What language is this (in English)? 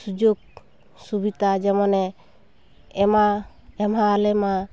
Santali